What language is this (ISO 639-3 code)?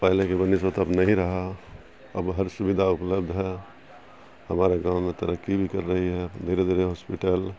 urd